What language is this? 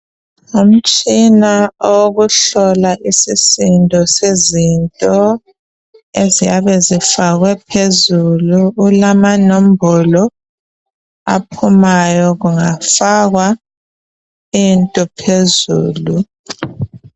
North Ndebele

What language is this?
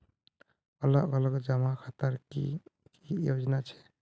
Magahi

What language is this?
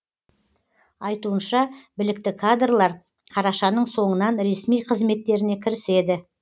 Kazakh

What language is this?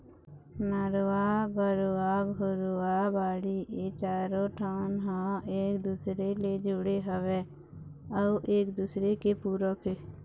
Chhattisgarhi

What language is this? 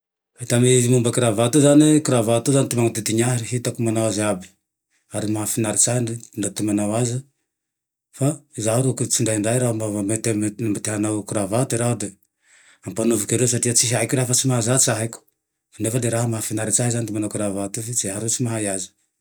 Tandroy-Mahafaly Malagasy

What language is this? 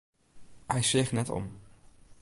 Western Frisian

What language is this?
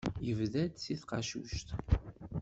Kabyle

